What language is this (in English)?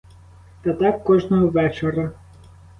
Ukrainian